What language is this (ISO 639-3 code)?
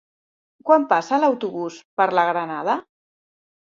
cat